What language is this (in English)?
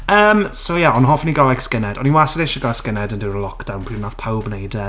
Welsh